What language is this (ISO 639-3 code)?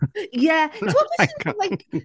cym